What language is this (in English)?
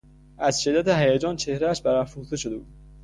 Persian